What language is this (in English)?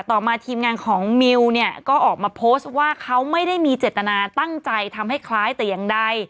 Thai